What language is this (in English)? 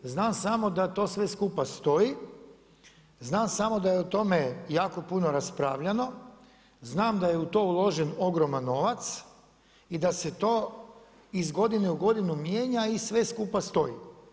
Croatian